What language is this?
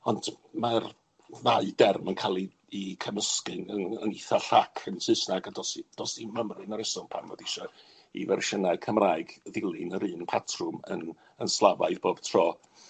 Welsh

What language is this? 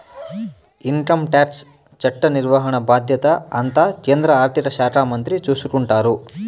Telugu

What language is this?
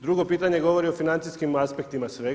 Croatian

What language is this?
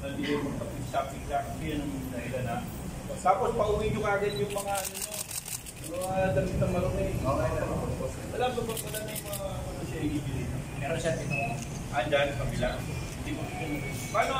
Filipino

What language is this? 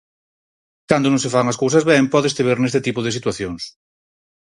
Galician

